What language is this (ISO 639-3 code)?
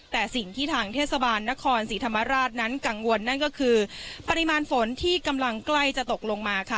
tha